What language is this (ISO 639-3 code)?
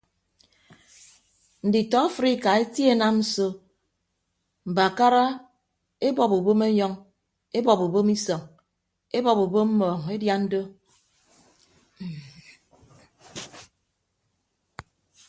ibb